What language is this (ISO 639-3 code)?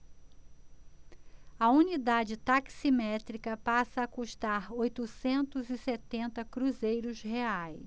por